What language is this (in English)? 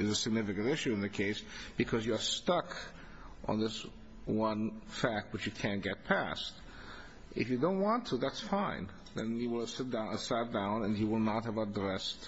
English